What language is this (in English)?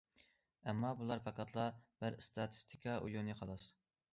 Uyghur